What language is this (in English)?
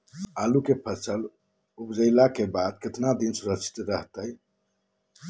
Magahi